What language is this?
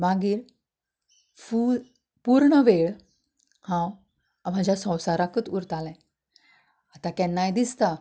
Konkani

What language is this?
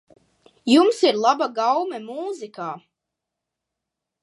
Latvian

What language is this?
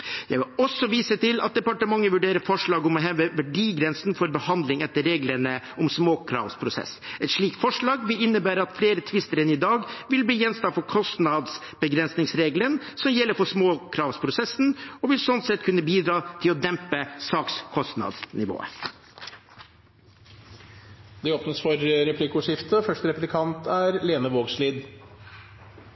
Norwegian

